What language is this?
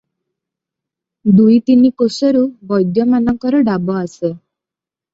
Odia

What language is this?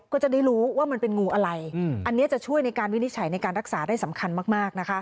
Thai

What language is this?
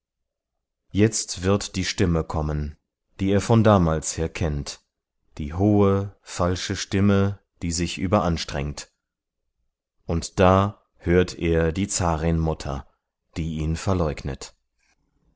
German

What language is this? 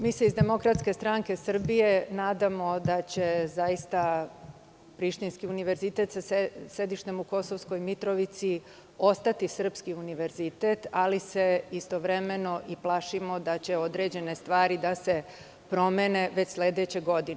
Serbian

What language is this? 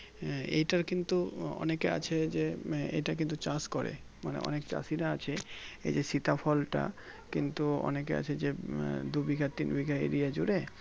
Bangla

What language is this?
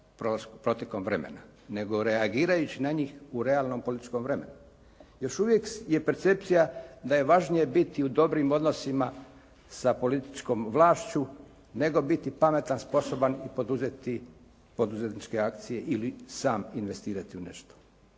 Croatian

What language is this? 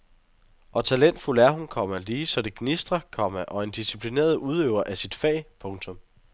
Danish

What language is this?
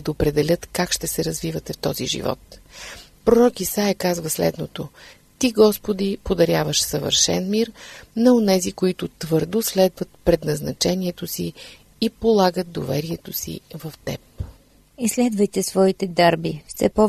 Bulgarian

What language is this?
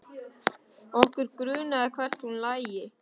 Icelandic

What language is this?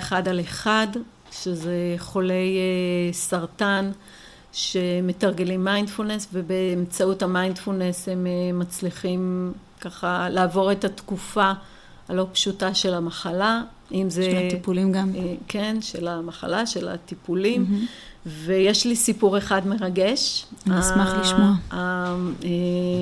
Hebrew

